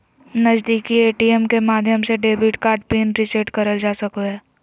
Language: Magahi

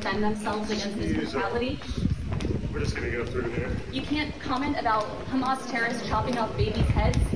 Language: English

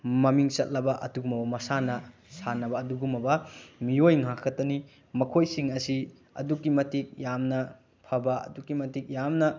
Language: Manipuri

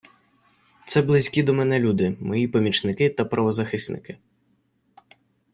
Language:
Ukrainian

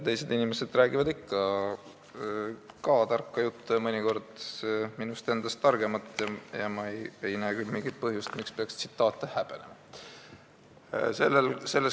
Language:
Estonian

